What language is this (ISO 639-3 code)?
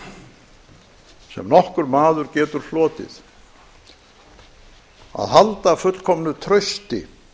isl